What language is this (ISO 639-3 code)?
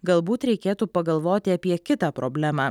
lit